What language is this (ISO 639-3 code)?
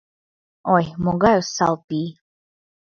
chm